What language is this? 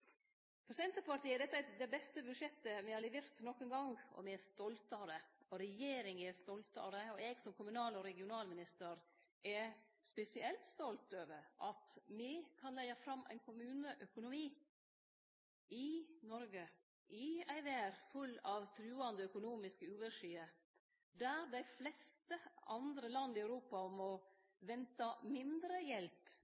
Norwegian Nynorsk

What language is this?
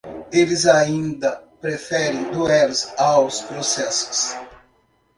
Portuguese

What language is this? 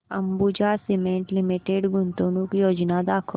Marathi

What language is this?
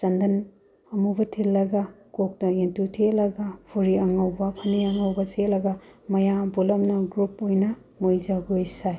Manipuri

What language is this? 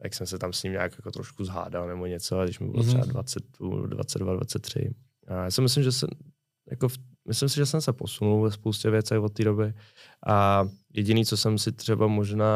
Czech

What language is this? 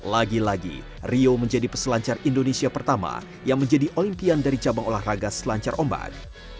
Indonesian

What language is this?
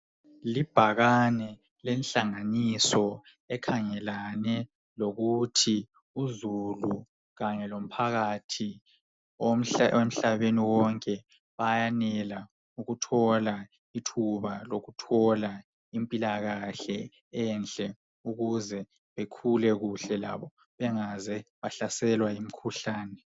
North Ndebele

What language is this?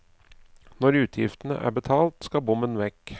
Norwegian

